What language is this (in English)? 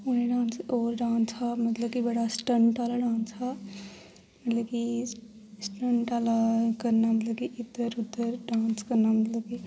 Dogri